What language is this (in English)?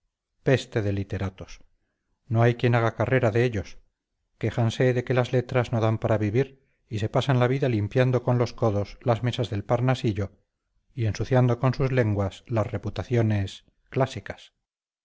Spanish